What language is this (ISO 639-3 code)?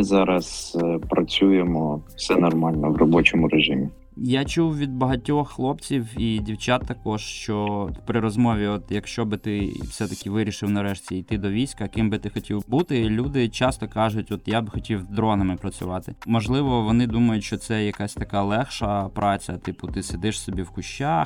ukr